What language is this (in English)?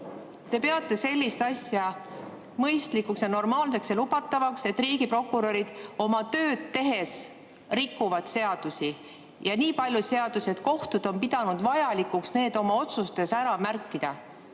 Estonian